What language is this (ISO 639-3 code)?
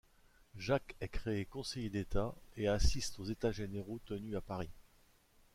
fra